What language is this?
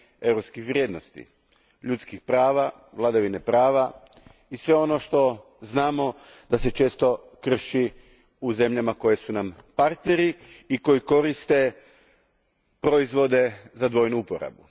Croatian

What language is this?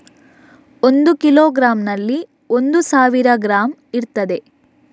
Kannada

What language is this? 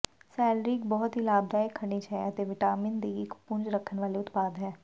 Punjabi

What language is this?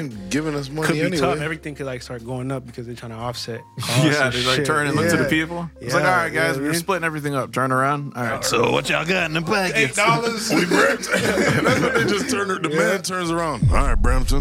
English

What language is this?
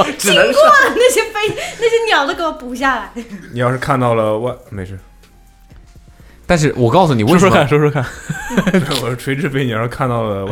Chinese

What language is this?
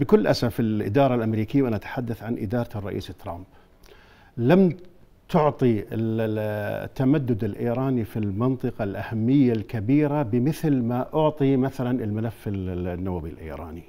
Arabic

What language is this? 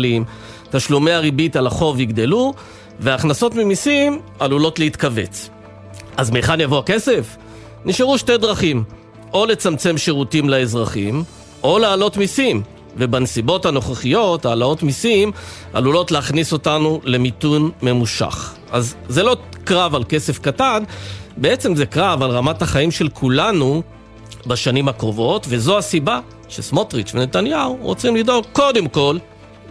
Hebrew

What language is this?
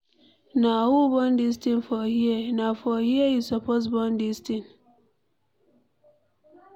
Nigerian Pidgin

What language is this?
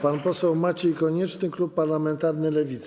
Polish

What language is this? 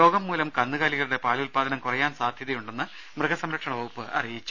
Malayalam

